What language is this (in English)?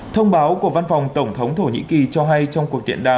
Vietnamese